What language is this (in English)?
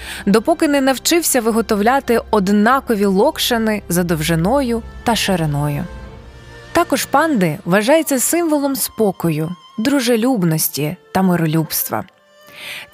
Ukrainian